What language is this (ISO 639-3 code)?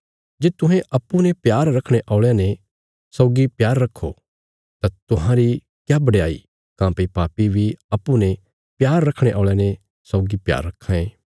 kfs